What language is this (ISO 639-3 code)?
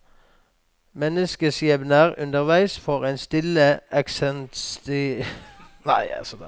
nor